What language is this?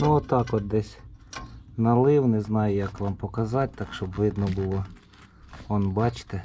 Ukrainian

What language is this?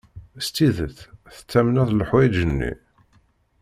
Kabyle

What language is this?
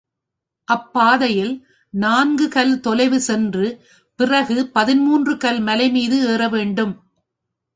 Tamil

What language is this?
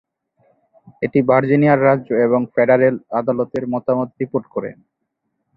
Bangla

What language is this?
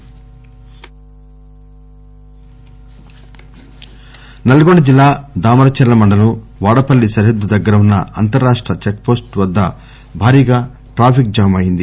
Telugu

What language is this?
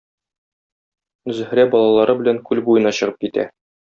Tatar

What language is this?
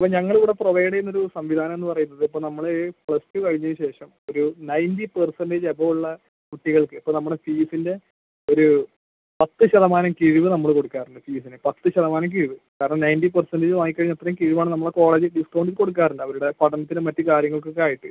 Malayalam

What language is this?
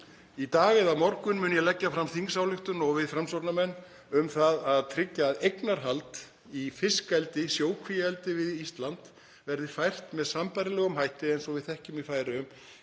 Icelandic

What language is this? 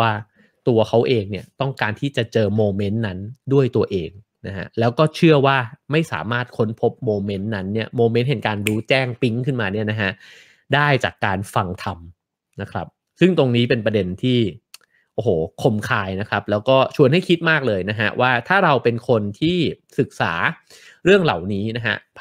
Thai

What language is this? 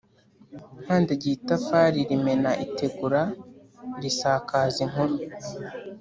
Kinyarwanda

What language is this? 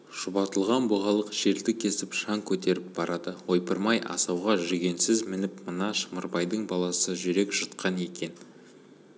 Kazakh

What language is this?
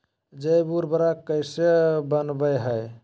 Magahi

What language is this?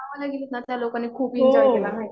Marathi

